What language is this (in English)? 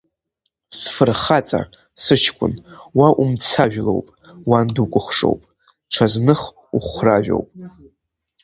Abkhazian